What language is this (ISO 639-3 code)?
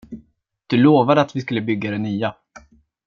swe